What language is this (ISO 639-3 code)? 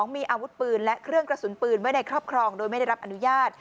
tha